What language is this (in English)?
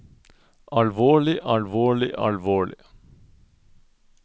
Norwegian